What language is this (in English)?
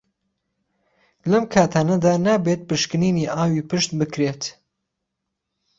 Central Kurdish